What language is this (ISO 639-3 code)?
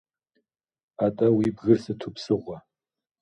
kbd